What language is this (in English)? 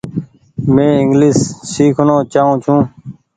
Goaria